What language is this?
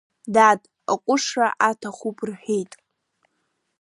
Abkhazian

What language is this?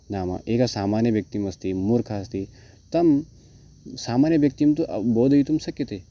Sanskrit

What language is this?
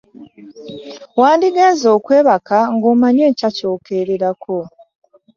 Ganda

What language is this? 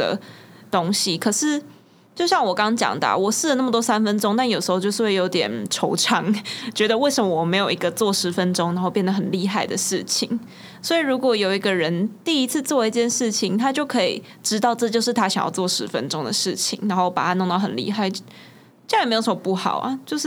Chinese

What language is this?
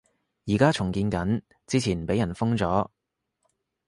Cantonese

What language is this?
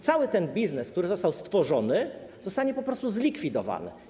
Polish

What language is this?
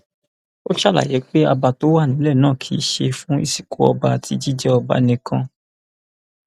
Yoruba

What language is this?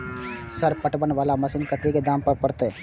Maithili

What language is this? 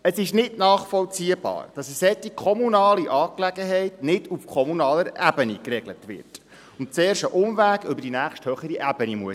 Swiss German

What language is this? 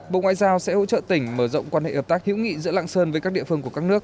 Vietnamese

